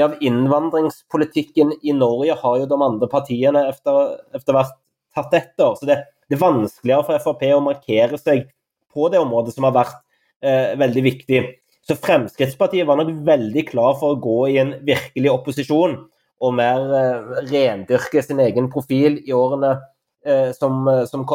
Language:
Swedish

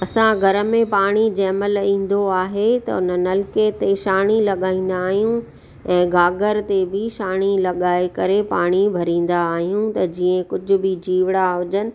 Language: Sindhi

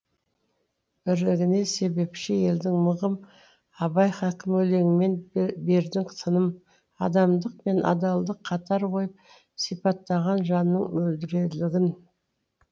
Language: Kazakh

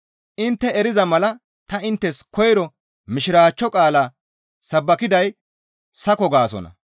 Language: Gamo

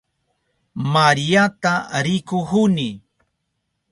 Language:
Southern Pastaza Quechua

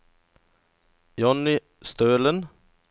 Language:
Norwegian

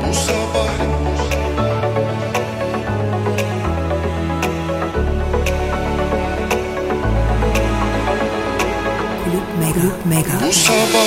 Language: Turkish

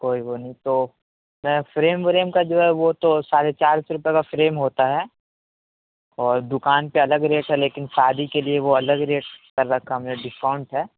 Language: Urdu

